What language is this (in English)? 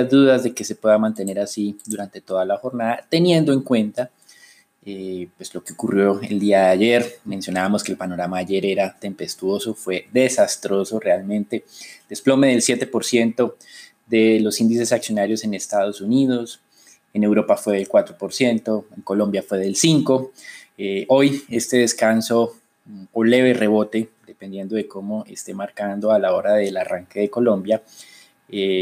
Spanish